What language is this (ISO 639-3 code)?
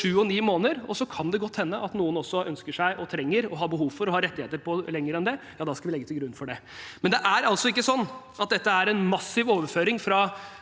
nor